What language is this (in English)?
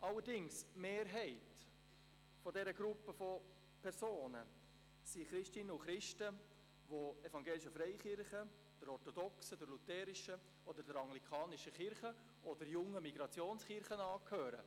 Swiss German